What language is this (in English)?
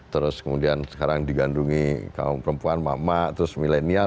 Indonesian